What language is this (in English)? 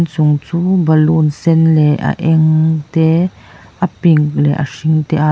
Mizo